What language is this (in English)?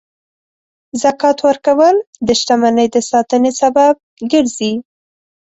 Pashto